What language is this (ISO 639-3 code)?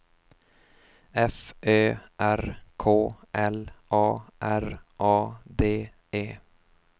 swe